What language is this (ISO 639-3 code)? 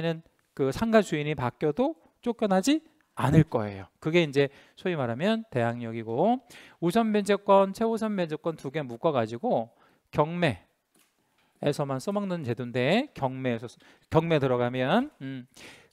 kor